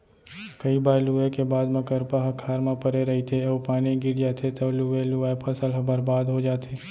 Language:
Chhattisgarhi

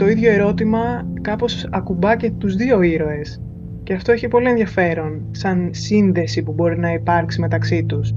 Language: Greek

